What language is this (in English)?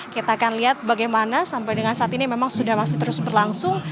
Indonesian